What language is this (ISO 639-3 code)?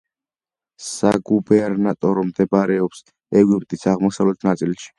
kat